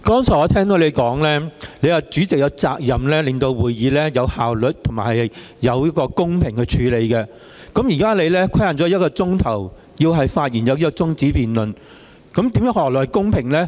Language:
Cantonese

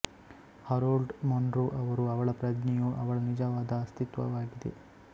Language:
Kannada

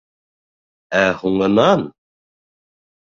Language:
Bashkir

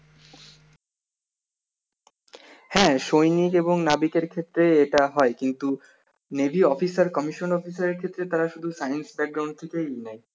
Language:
Bangla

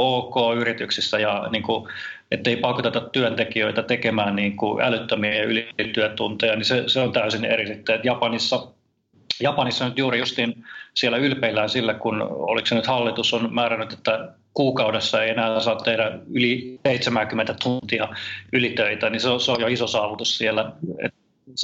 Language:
Finnish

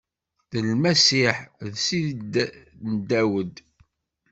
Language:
Kabyle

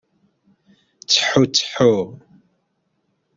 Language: Kabyle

